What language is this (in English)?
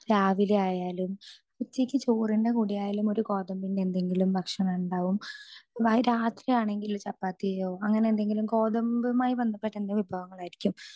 Malayalam